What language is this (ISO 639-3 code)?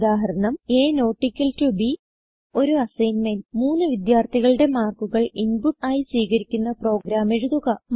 mal